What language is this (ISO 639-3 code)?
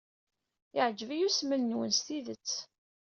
kab